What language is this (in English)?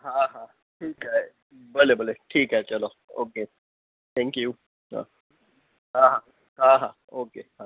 Sindhi